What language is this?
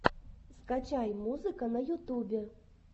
Russian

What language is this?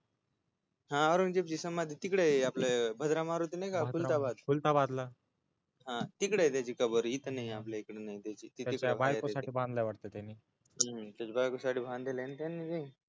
Marathi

